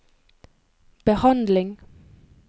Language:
Norwegian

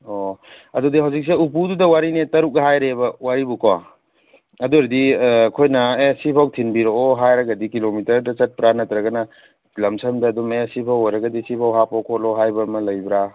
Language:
Manipuri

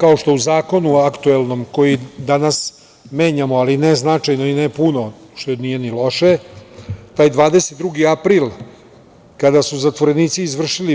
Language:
Serbian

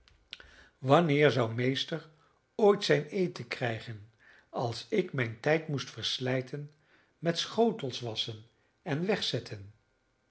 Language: Dutch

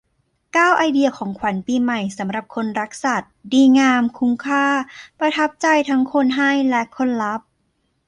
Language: Thai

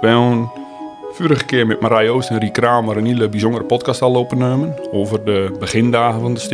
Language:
Dutch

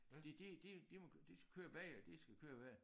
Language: Danish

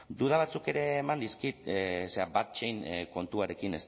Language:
Basque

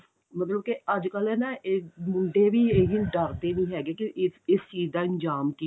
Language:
Punjabi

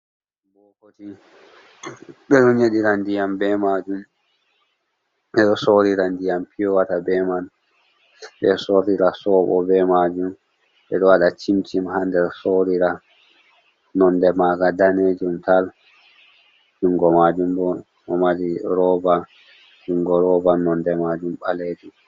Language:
Fula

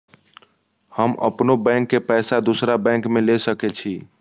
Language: Maithili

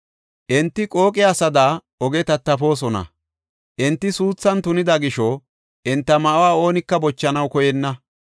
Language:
Gofa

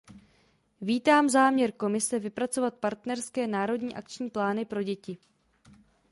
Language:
Czech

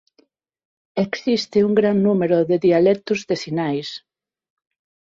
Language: Galician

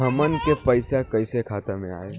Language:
Bhojpuri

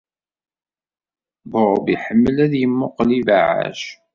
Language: Kabyle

